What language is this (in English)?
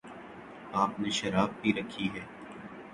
Urdu